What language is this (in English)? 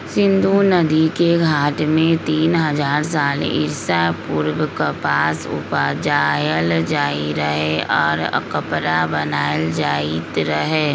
Magahi